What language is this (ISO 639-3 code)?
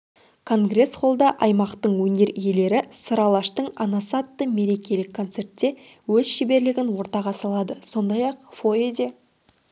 kaz